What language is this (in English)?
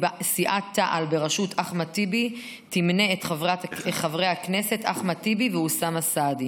Hebrew